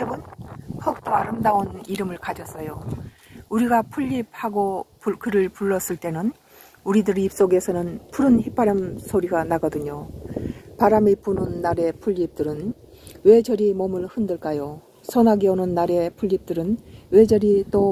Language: Korean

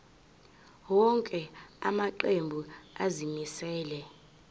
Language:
Zulu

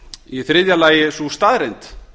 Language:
Icelandic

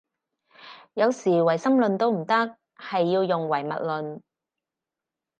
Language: Cantonese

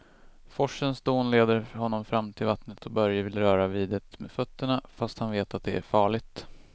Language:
Swedish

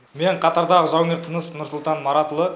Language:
Kazakh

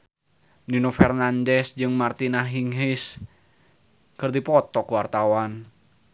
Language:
Sundanese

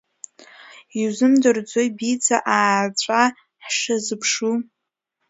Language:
Abkhazian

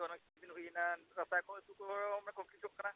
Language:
Santali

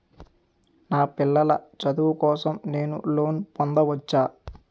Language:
Telugu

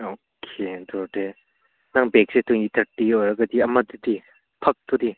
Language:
Manipuri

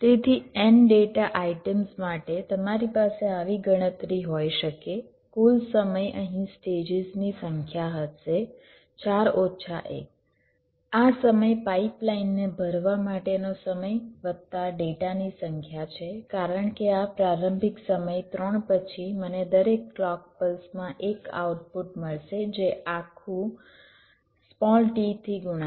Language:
Gujarati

